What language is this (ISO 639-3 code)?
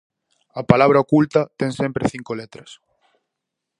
glg